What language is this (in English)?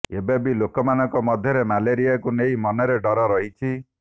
Odia